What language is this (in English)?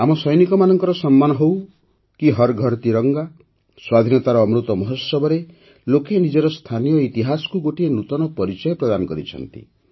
Odia